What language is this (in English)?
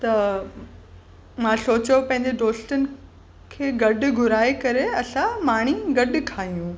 Sindhi